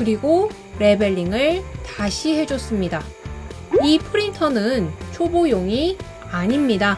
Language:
Korean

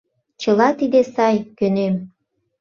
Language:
Mari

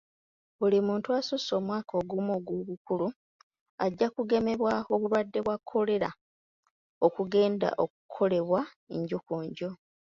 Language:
Ganda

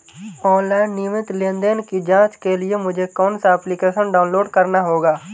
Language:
Hindi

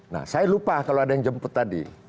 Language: Indonesian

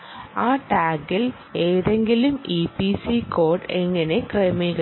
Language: Malayalam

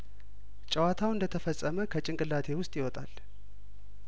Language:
Amharic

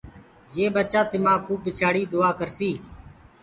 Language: Gurgula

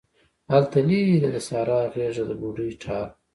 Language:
Pashto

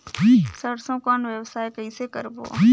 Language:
Chhattisgarhi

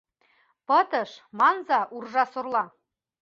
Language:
Mari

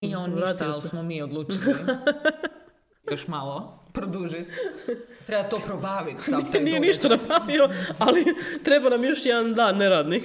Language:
Croatian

